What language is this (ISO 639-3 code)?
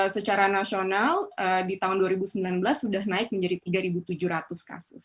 ind